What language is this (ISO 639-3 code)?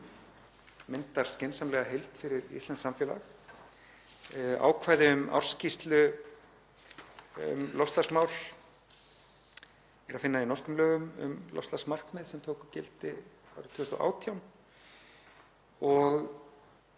isl